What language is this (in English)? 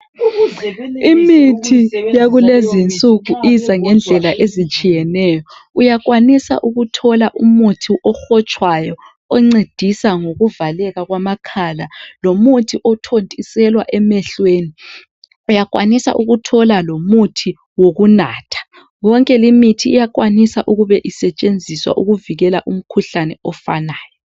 North Ndebele